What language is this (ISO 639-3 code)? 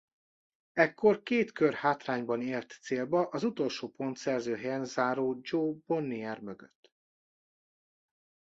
hun